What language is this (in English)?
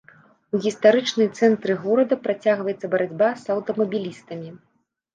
Belarusian